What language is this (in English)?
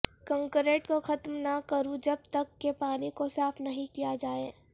Urdu